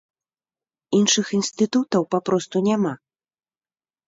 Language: Belarusian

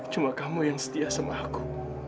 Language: Indonesian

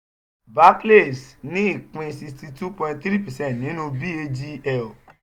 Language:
Yoruba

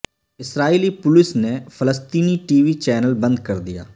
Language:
Urdu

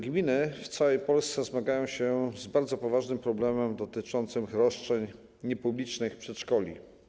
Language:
Polish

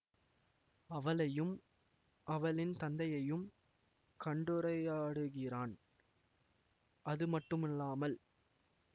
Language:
Tamil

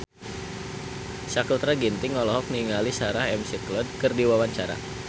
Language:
Sundanese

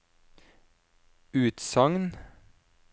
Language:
Norwegian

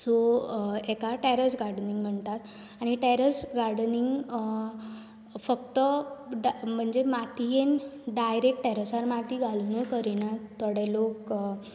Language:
Konkani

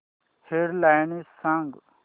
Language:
Marathi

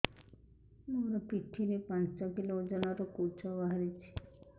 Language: Odia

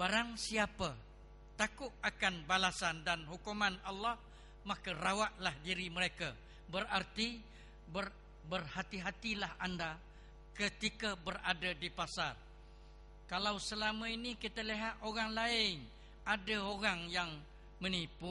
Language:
Malay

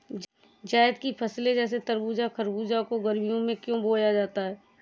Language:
Hindi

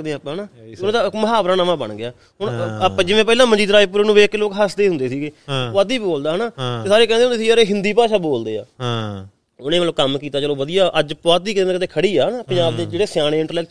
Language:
Punjabi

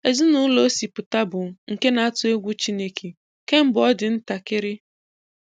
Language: Igbo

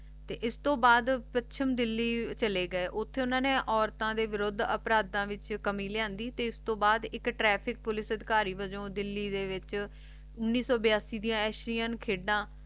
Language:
Punjabi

